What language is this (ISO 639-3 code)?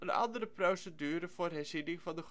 nld